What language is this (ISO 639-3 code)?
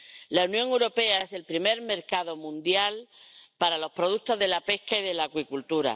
spa